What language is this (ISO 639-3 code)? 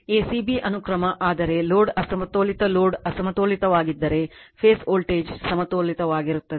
kan